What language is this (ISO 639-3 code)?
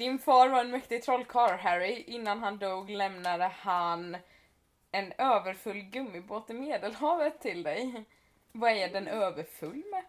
swe